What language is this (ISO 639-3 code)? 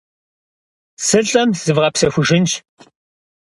kbd